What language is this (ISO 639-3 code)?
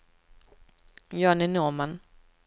swe